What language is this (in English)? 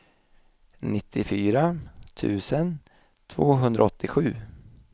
Swedish